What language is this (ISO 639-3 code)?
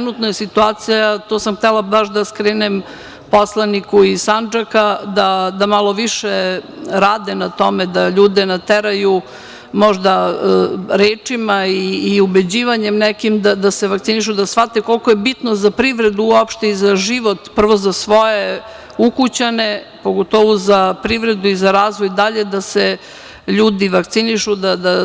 srp